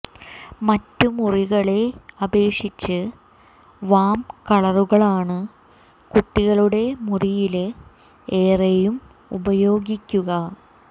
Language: Malayalam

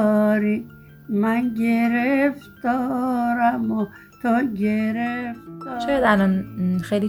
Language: Persian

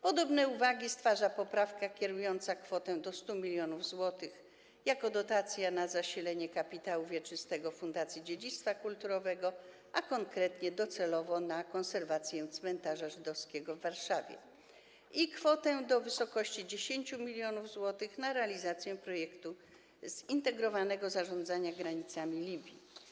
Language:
Polish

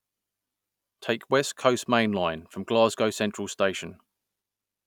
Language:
English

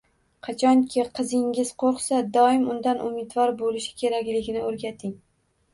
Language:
Uzbek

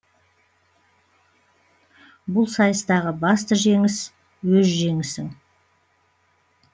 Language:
Kazakh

